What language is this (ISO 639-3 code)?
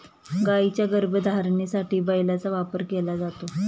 mar